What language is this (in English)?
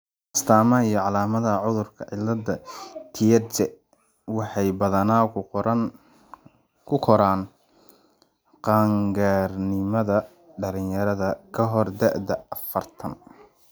Somali